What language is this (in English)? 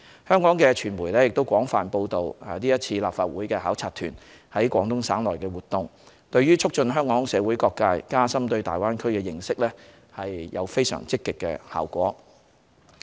Cantonese